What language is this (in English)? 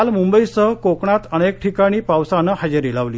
Marathi